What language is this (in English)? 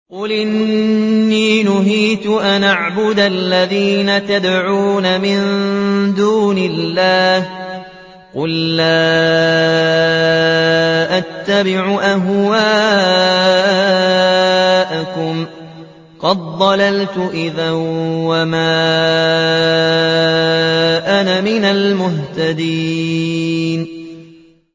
Arabic